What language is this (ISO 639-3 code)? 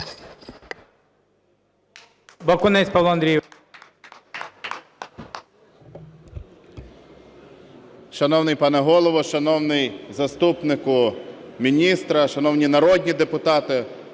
ukr